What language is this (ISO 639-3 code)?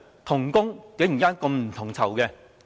yue